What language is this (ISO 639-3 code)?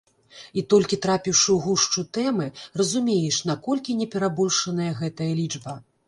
bel